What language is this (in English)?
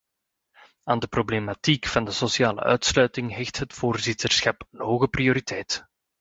Dutch